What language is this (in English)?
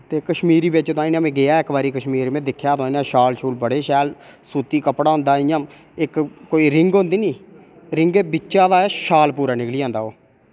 Dogri